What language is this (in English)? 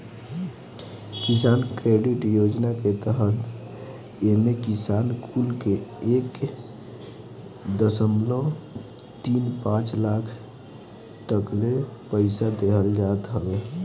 Bhojpuri